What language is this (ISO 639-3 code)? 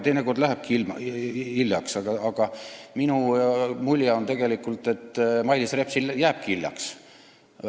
est